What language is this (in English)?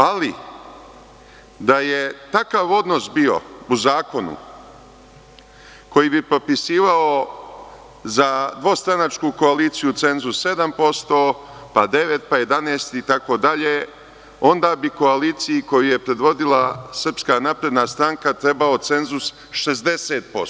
Serbian